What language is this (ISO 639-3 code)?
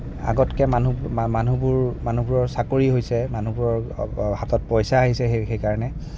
asm